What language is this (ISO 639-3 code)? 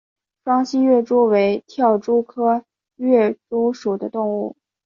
zho